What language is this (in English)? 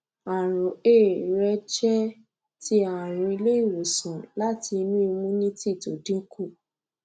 Yoruba